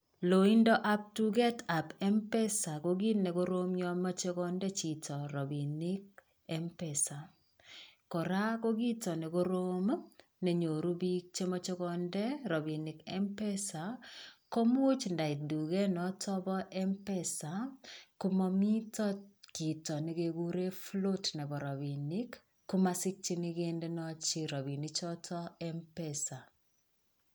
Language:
Kalenjin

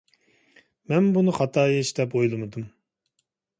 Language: Uyghur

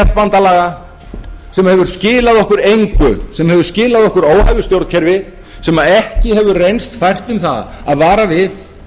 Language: Icelandic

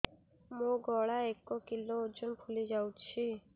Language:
Odia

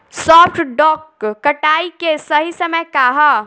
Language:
Bhojpuri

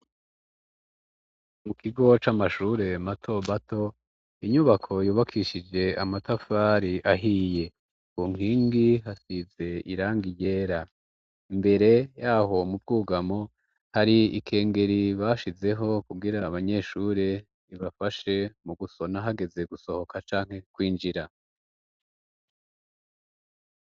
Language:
Rundi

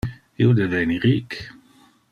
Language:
Interlingua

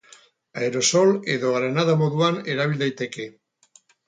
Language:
Basque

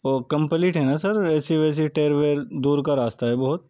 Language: Urdu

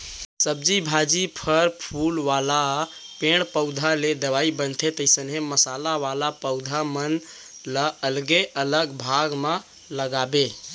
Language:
Chhattisgarhi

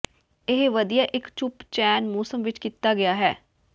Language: Punjabi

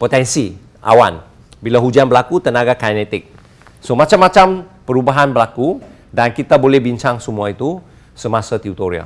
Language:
Malay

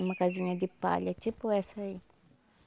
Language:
Portuguese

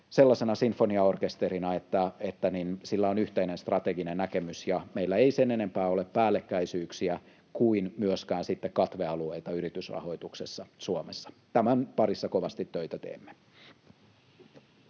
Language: Finnish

